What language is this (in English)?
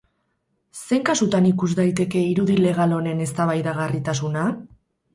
Basque